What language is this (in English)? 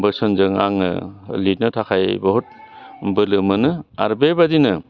Bodo